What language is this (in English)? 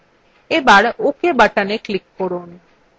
Bangla